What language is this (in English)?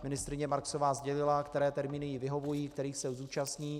Czech